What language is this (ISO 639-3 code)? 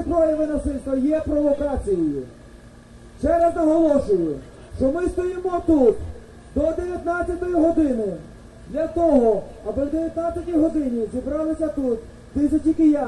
ukr